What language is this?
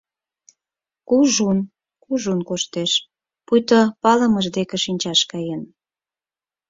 Mari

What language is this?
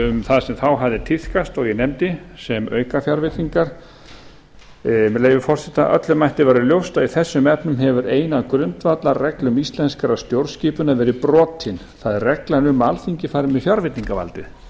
Icelandic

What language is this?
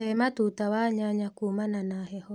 Kikuyu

